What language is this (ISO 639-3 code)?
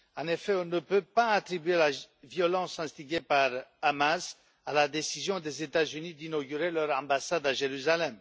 fra